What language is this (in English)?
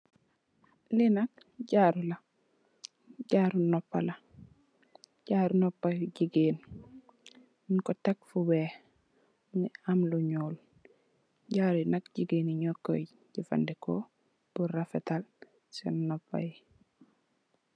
Wolof